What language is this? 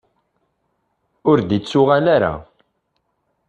Kabyle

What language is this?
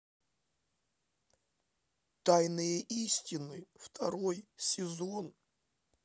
Russian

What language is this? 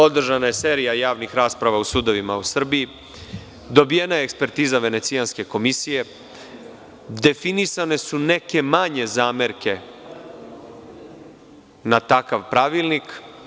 Serbian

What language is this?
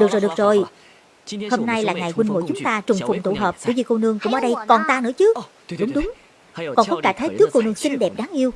Vietnamese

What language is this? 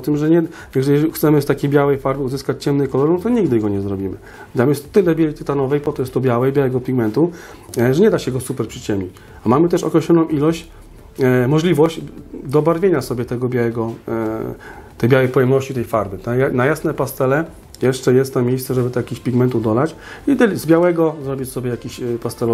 Polish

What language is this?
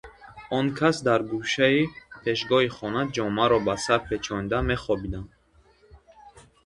Tajik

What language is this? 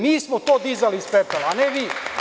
Serbian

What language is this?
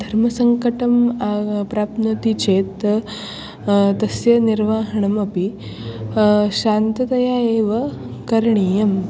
Sanskrit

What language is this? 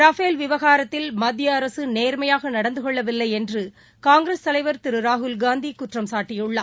Tamil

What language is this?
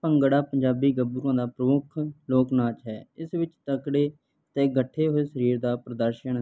Punjabi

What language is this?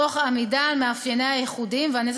Hebrew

